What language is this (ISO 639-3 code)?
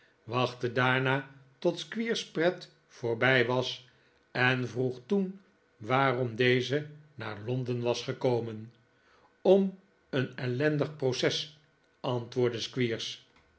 nld